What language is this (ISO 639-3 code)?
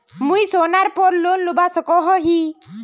mag